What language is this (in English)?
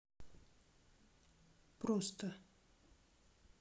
Russian